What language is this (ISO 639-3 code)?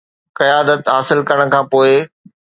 snd